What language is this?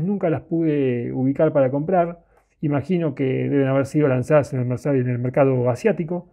Spanish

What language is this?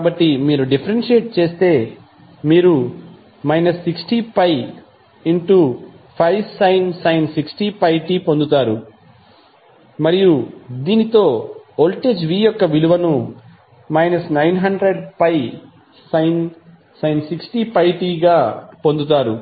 Telugu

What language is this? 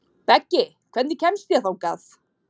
Icelandic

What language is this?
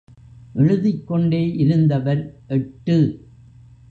Tamil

